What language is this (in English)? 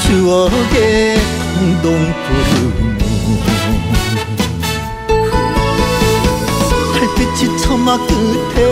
Korean